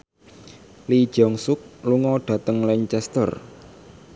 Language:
Javanese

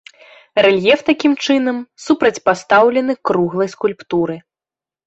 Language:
Belarusian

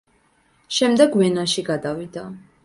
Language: Georgian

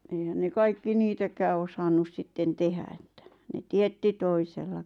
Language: Finnish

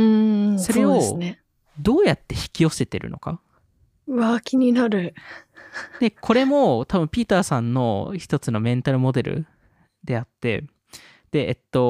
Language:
Japanese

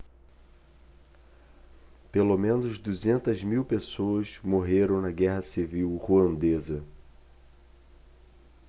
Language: Portuguese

